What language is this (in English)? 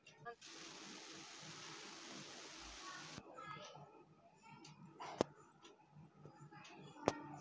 Telugu